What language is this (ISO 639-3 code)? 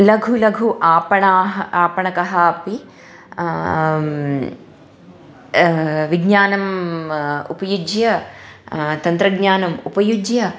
san